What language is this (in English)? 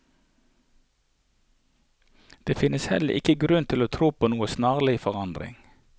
Norwegian